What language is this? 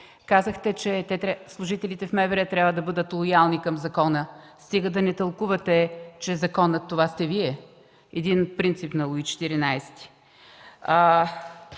Bulgarian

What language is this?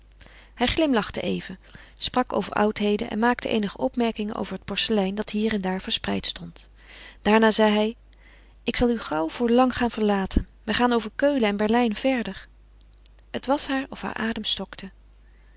Dutch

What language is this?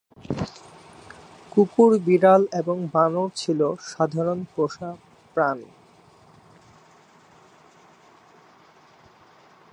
Bangla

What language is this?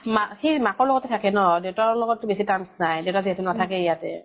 Assamese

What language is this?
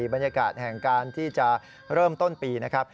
Thai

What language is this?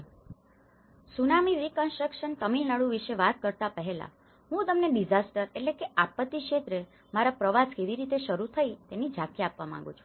Gujarati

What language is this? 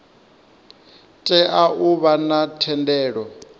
Venda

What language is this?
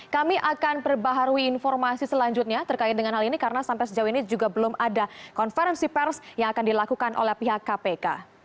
Indonesian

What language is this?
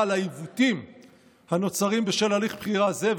Hebrew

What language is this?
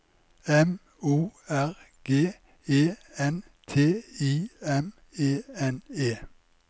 Norwegian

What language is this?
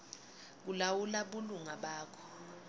Swati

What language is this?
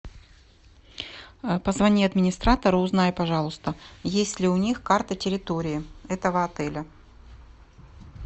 Russian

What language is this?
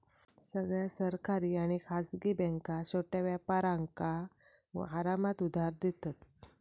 Marathi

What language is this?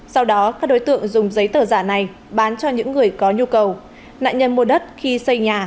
Vietnamese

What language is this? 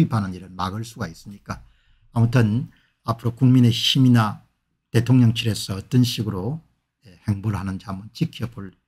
Korean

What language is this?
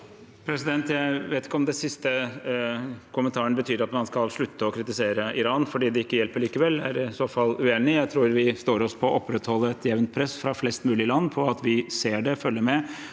Norwegian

